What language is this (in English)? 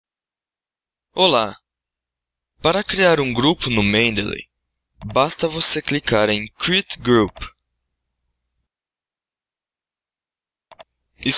Portuguese